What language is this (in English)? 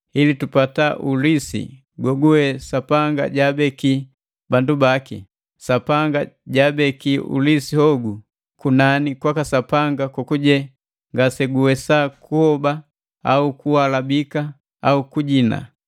Matengo